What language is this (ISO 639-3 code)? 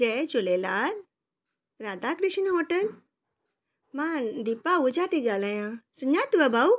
snd